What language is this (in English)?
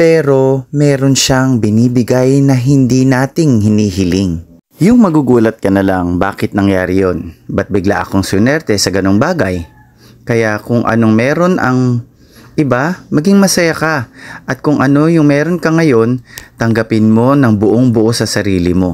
Filipino